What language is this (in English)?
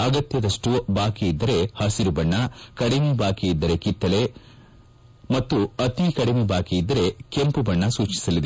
Kannada